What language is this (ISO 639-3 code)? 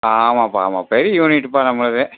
tam